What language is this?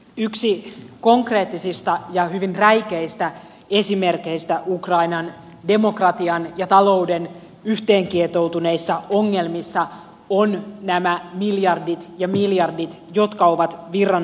Finnish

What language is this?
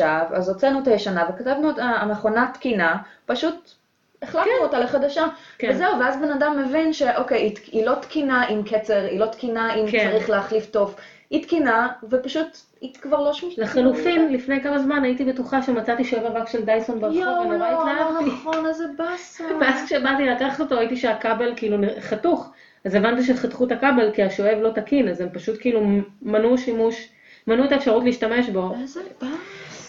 Hebrew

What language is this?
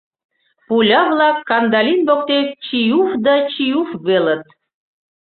Mari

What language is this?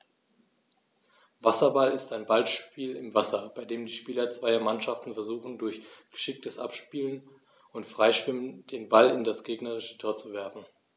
German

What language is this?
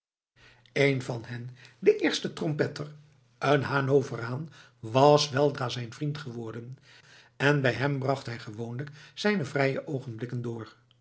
Dutch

